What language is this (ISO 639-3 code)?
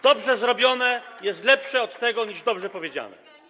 pol